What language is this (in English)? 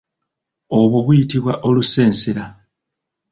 Ganda